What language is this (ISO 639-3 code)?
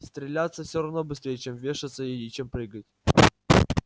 rus